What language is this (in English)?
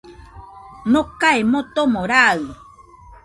Nüpode Huitoto